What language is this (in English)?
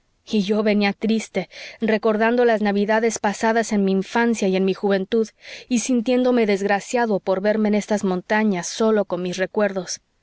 Spanish